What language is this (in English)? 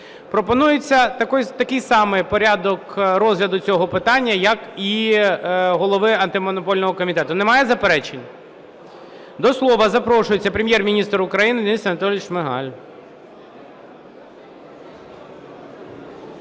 Ukrainian